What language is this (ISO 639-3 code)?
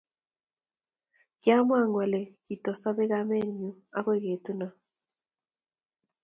kln